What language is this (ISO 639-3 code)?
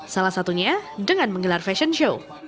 ind